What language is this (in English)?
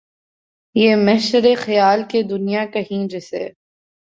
Urdu